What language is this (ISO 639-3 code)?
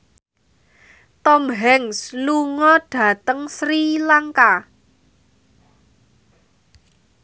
jav